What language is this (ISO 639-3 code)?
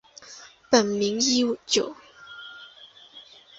zho